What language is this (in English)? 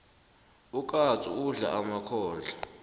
South Ndebele